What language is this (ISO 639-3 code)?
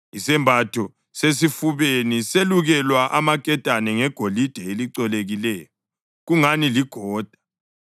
nde